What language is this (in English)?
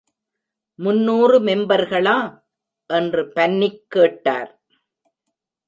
Tamil